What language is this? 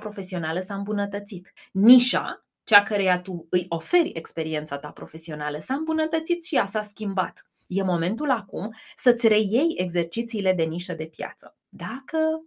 Romanian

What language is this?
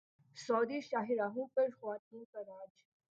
Urdu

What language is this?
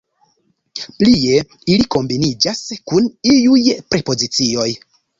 Esperanto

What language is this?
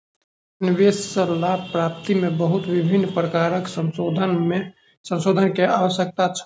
Maithili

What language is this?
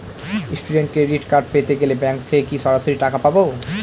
Bangla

